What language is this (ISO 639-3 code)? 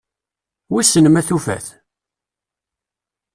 kab